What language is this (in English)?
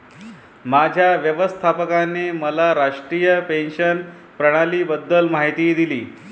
Marathi